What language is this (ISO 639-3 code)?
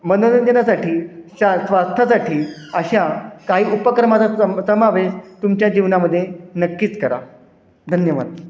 mar